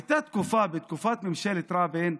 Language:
Hebrew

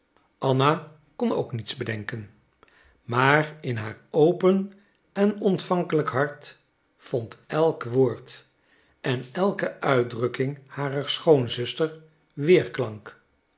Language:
Dutch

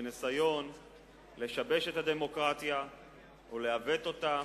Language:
Hebrew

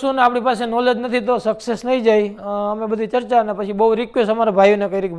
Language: Gujarati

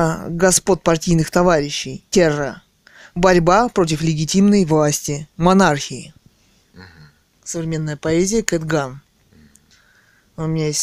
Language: Russian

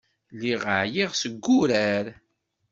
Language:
Kabyle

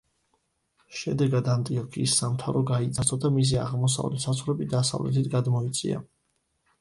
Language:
Georgian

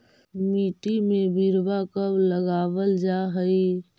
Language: Magahi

